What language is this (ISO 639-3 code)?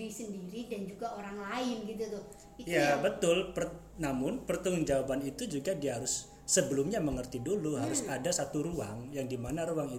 ind